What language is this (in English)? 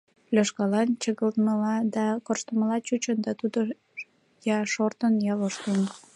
Mari